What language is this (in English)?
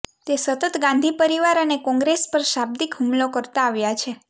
Gujarati